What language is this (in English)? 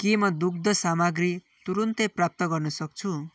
Nepali